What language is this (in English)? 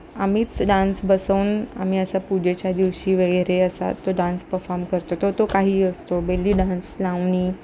Marathi